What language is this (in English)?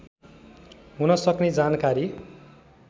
Nepali